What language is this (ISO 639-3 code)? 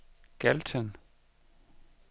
dan